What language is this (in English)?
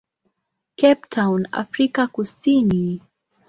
Swahili